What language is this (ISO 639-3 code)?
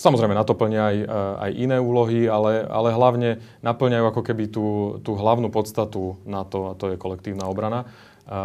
slk